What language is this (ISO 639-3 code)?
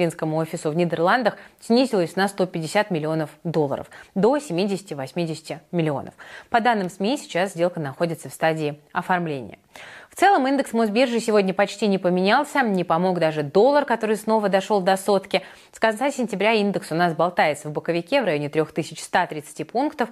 rus